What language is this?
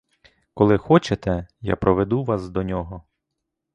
Ukrainian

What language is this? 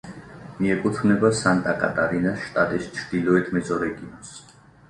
Georgian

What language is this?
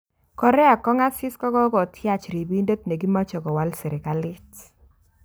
Kalenjin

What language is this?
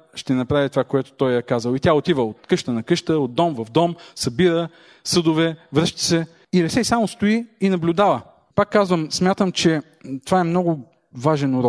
Bulgarian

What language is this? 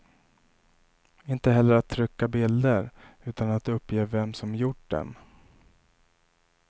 Swedish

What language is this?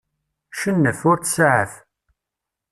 Kabyle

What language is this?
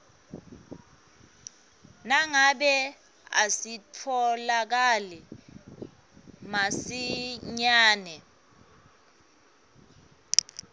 Swati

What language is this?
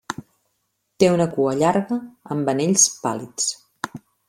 Catalan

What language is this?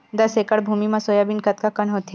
Chhattisgarhi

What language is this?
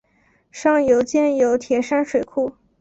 Chinese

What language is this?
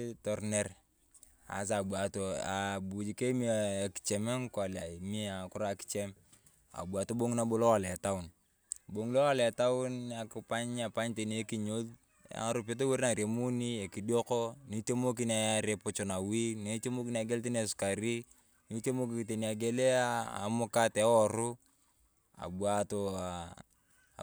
Turkana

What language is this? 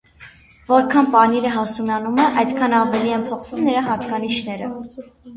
Armenian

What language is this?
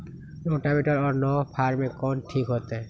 Magahi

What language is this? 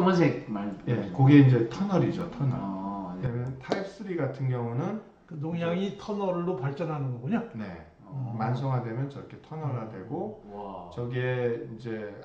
Korean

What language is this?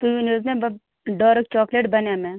Kashmiri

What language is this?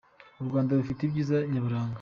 Kinyarwanda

